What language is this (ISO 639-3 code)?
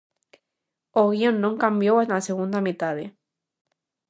glg